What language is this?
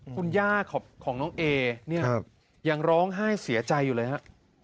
Thai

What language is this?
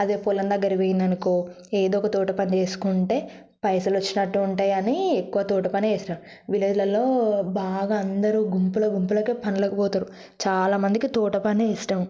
Telugu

